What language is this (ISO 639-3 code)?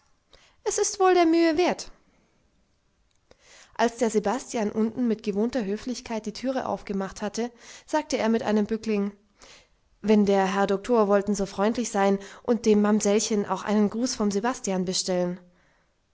deu